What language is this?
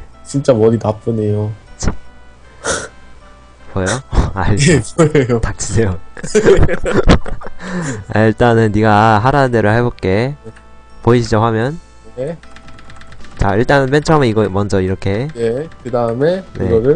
Korean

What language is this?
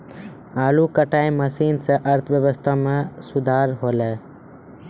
Maithili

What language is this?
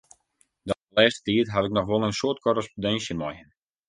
Western Frisian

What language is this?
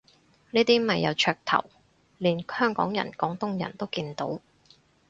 Cantonese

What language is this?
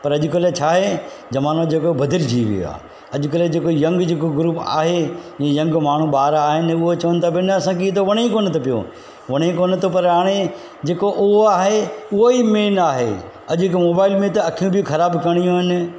Sindhi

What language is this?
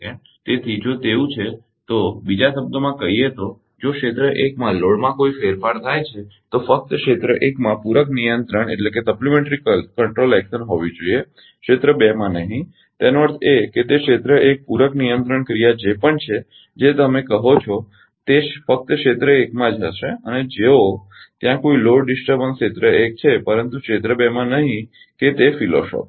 Gujarati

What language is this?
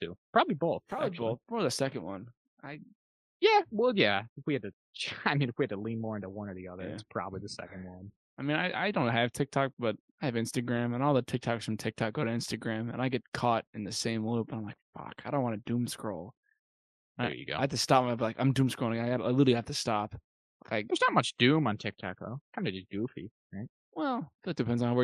English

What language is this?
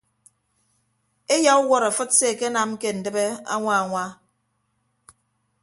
Ibibio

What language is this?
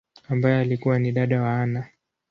Swahili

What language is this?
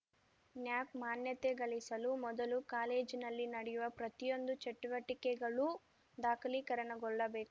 Kannada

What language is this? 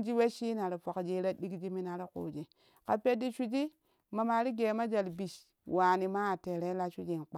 Kushi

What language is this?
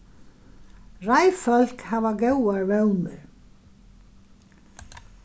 Faroese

